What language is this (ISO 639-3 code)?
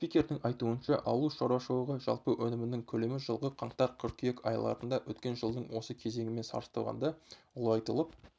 kaz